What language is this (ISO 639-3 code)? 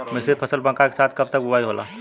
bho